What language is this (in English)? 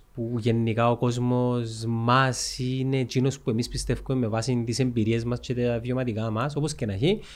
Greek